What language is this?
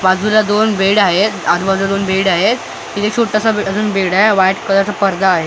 Marathi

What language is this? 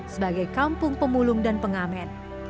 Indonesian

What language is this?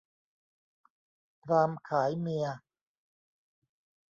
Thai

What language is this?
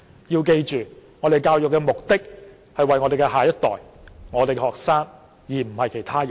Cantonese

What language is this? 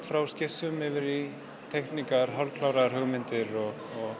Icelandic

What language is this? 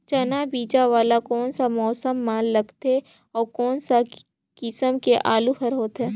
Chhattisgarhi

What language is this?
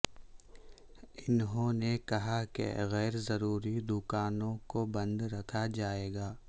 Urdu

